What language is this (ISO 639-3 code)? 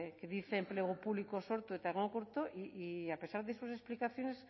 spa